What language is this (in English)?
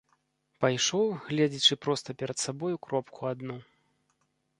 Belarusian